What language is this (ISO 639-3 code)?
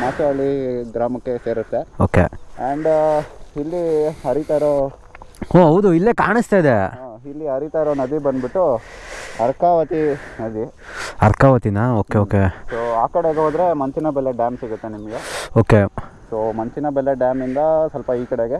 kan